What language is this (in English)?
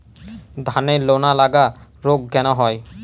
Bangla